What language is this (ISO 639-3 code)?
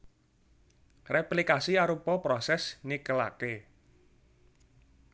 jav